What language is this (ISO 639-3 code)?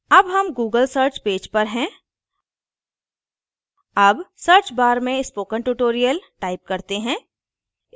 hin